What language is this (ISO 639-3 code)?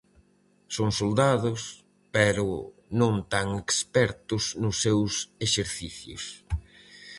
glg